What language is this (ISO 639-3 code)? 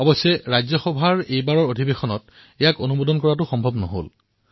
asm